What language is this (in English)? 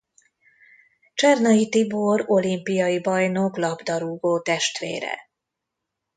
Hungarian